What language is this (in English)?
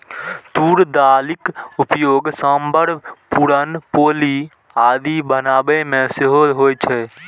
Maithili